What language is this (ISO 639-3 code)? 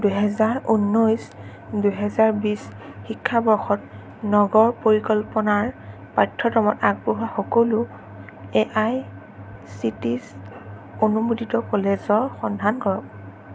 asm